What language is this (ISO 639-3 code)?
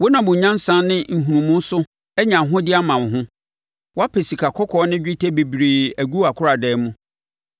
aka